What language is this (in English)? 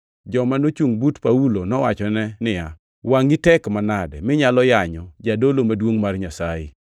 Luo (Kenya and Tanzania)